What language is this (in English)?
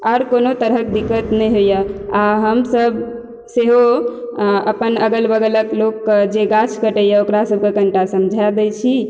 Maithili